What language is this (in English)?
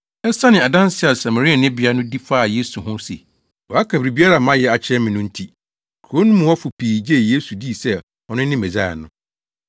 Akan